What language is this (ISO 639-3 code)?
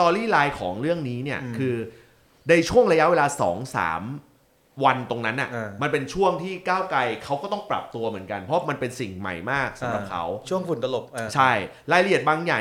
tha